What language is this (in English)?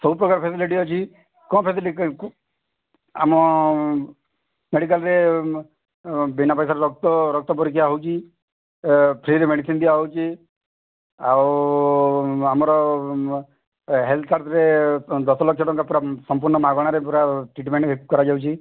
Odia